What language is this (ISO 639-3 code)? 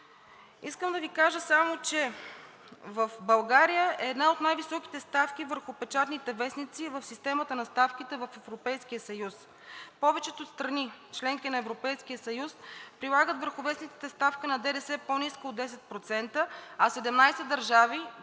bul